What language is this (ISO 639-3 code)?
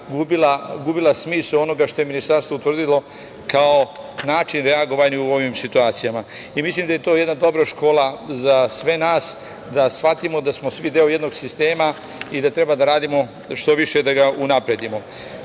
srp